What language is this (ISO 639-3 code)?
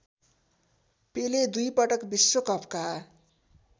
nep